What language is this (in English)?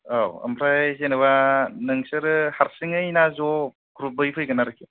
Bodo